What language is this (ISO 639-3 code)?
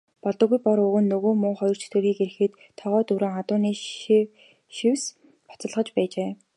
mon